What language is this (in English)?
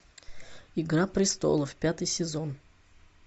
Russian